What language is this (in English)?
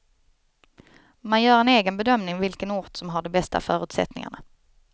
Swedish